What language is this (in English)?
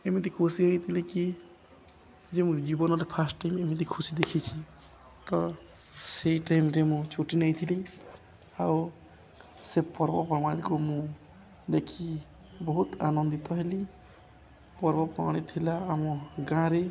Odia